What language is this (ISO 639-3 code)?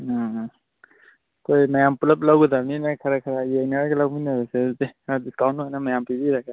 mni